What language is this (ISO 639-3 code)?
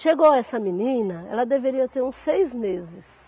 por